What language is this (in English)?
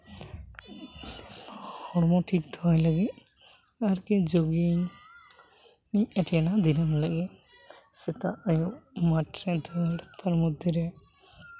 Santali